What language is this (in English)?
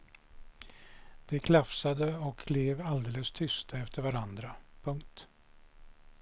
Swedish